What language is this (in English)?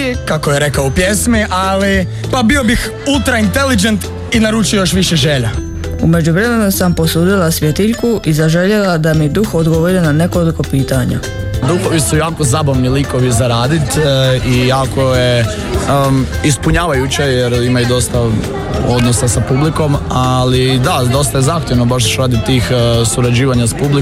Croatian